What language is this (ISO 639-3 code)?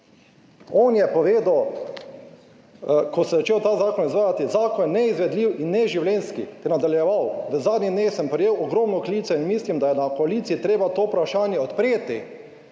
slv